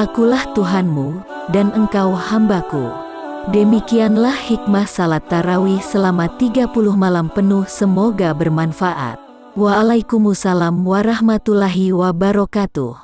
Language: Indonesian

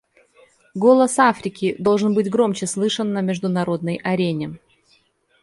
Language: Russian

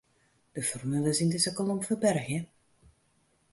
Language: Western Frisian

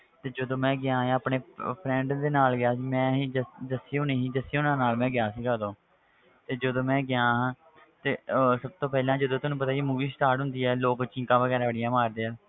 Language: Punjabi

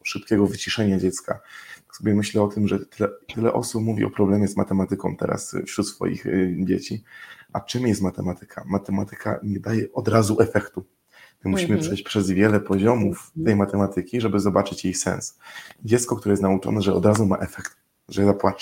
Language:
Polish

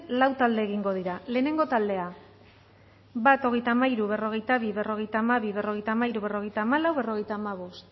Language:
Basque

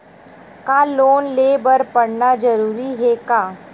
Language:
Chhattisgarhi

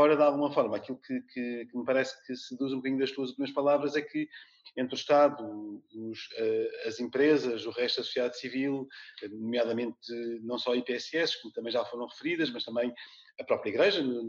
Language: Portuguese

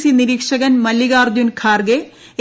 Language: Malayalam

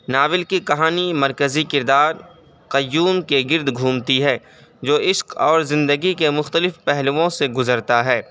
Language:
Urdu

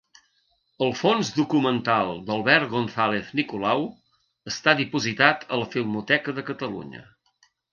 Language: Catalan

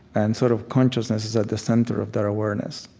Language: English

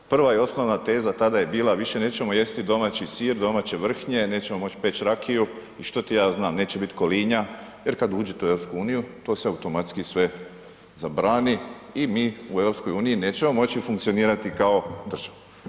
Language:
Croatian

